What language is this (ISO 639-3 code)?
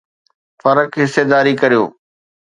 snd